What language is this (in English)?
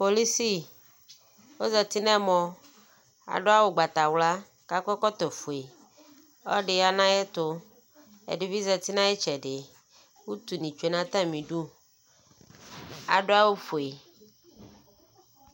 Ikposo